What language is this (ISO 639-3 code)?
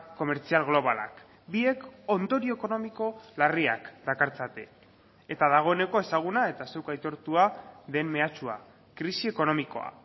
eus